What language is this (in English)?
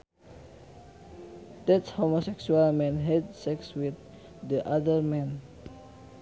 Sundanese